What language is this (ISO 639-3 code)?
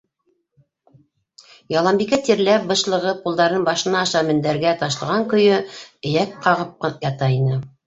bak